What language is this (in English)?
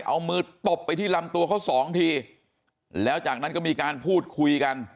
Thai